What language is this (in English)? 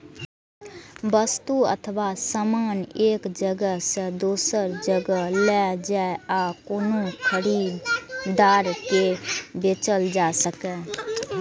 Maithili